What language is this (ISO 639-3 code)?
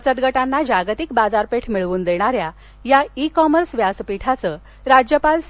mar